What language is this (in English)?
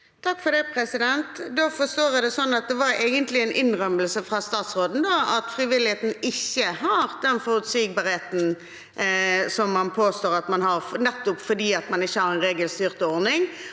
Norwegian